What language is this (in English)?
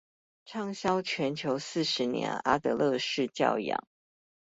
Chinese